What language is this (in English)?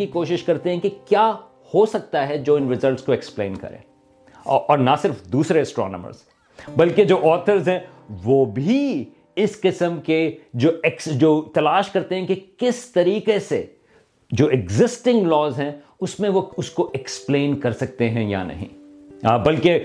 Urdu